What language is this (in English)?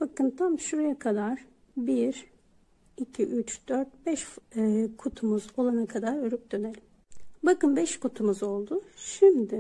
Turkish